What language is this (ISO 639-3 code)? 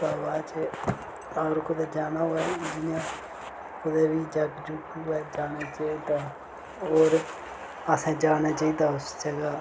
doi